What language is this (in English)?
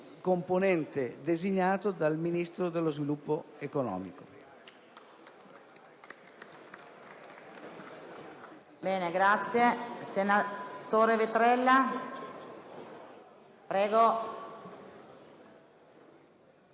Italian